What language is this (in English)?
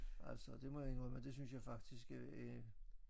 Danish